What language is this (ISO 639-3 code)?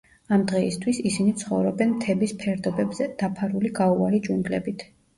kat